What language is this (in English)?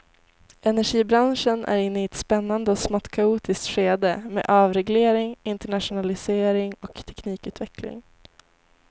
Swedish